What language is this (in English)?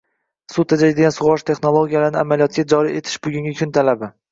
Uzbek